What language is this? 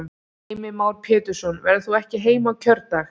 Icelandic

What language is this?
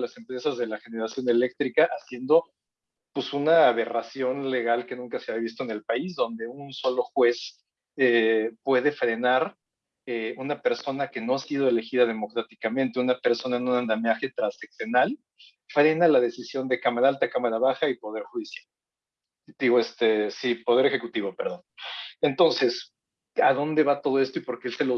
Spanish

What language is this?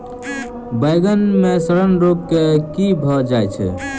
Maithili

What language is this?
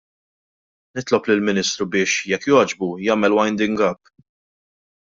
Maltese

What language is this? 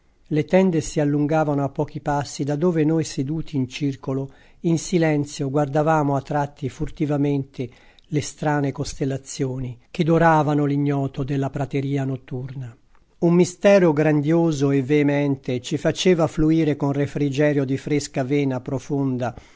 Italian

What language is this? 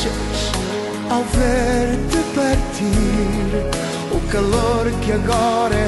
Romanian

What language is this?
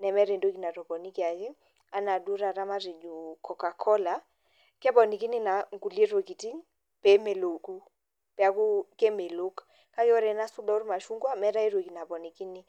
Masai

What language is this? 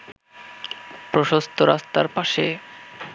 Bangla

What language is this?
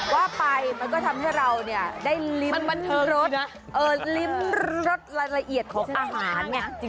Thai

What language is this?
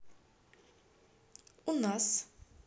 Russian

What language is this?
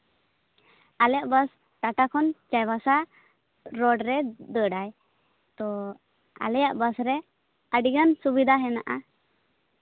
Santali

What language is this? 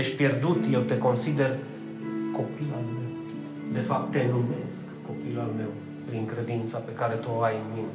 Romanian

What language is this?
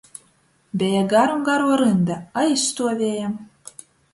Latgalian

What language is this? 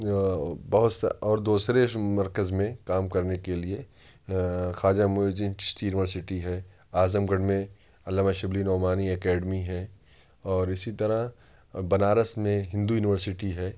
Urdu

